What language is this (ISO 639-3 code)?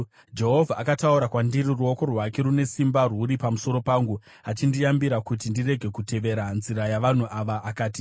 sna